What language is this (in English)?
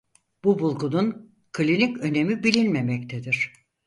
Turkish